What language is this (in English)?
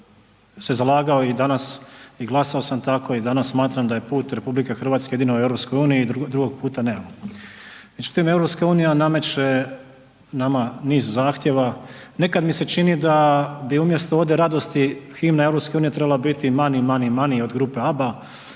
Croatian